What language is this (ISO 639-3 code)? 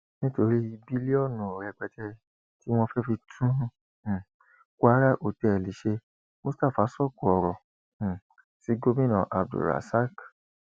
yor